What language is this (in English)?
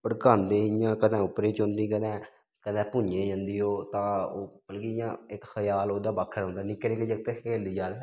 Dogri